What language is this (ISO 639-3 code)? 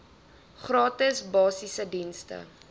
afr